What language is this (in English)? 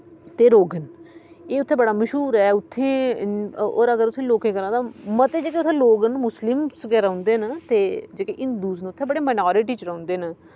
Dogri